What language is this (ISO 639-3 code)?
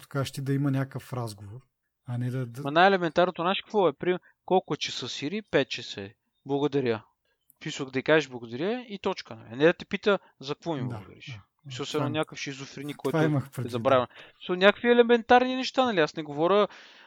bul